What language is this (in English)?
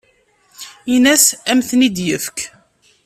Kabyle